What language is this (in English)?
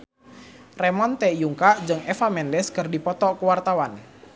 Sundanese